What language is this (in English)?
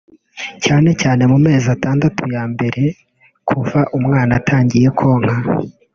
Kinyarwanda